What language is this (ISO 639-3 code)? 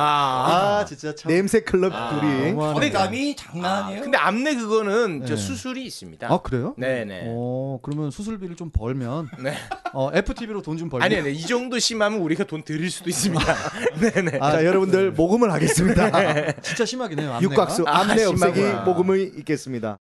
kor